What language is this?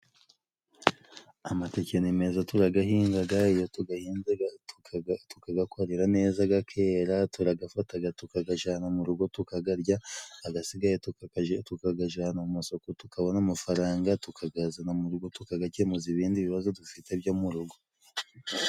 Kinyarwanda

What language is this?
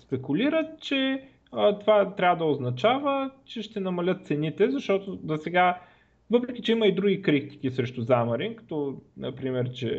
Bulgarian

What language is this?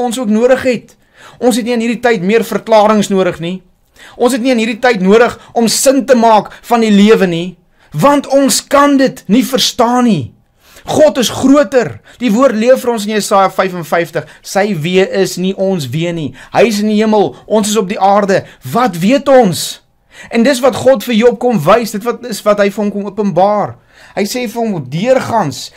Dutch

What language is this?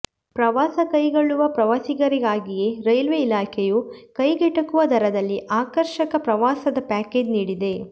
Kannada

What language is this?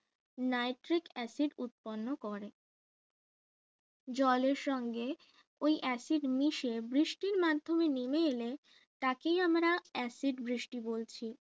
Bangla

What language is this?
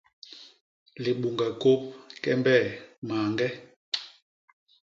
Basaa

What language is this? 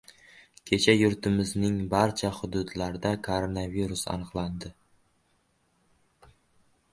Uzbek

